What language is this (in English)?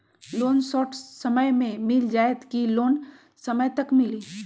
Magahi